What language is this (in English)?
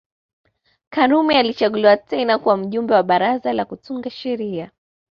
Swahili